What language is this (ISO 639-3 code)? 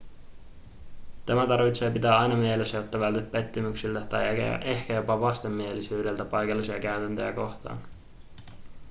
fin